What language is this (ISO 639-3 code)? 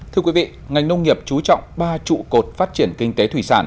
vie